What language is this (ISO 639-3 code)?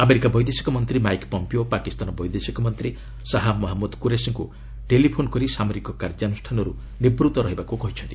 ori